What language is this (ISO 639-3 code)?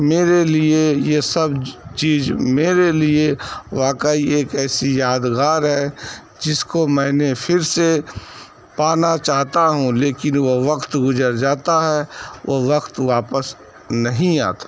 urd